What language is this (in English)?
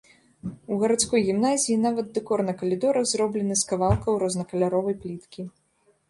Belarusian